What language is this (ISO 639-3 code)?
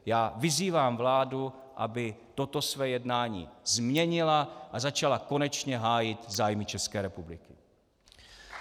ces